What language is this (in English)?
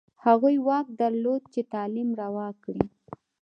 Pashto